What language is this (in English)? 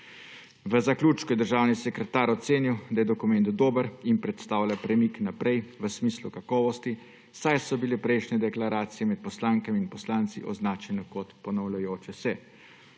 Slovenian